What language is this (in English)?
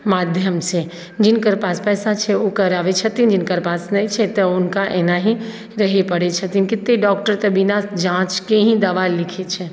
Maithili